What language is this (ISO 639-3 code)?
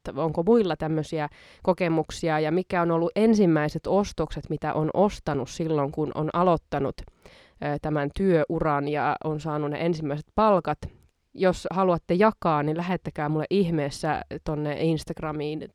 fin